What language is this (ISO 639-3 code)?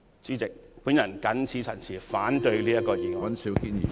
yue